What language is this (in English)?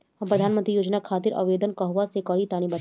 Bhojpuri